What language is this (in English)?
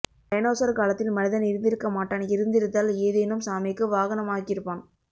Tamil